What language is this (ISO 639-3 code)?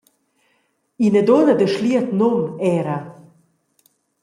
roh